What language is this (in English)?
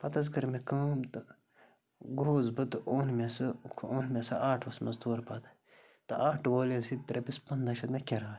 Kashmiri